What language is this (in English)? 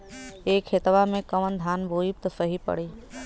Bhojpuri